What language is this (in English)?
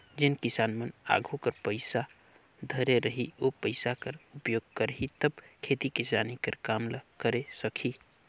Chhattisgarhi